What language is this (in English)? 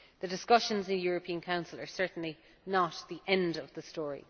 English